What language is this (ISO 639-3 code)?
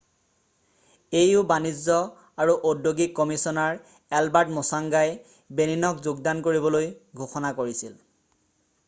asm